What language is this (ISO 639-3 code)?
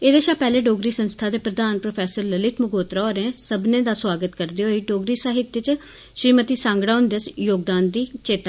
doi